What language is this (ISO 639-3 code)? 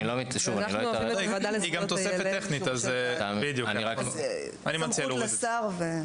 heb